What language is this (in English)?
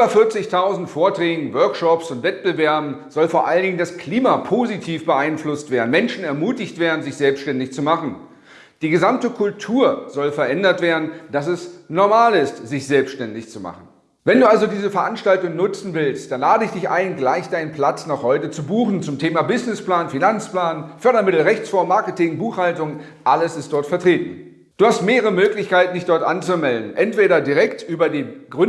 German